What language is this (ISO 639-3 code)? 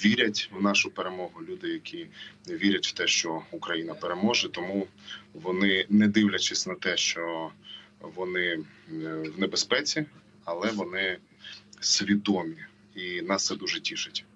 ukr